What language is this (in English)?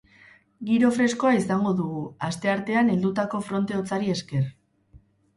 Basque